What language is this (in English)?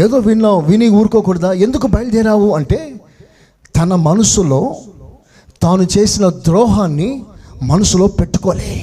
Telugu